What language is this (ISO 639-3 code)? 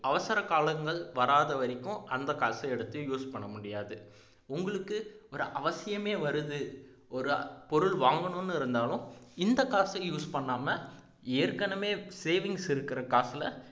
tam